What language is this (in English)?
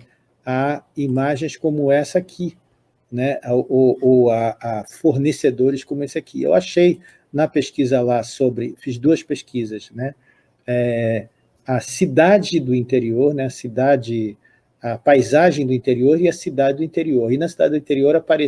Portuguese